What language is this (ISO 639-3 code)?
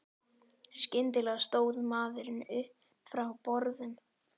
isl